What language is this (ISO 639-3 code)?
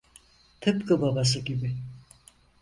tur